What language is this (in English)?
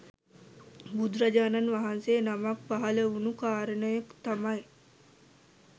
Sinhala